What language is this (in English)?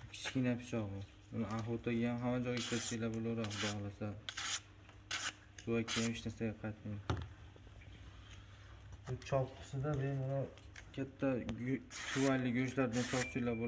Turkish